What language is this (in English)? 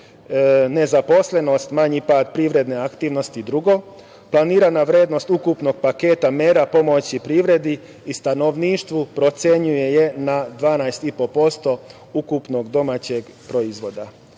Serbian